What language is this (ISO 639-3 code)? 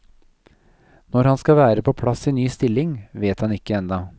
nor